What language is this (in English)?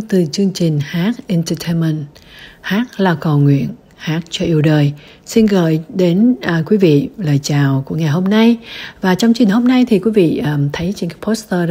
Vietnamese